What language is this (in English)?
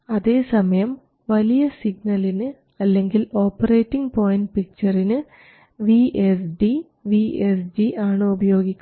Malayalam